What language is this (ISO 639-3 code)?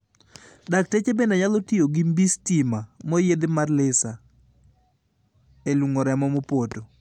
luo